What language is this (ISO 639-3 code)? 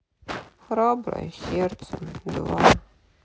rus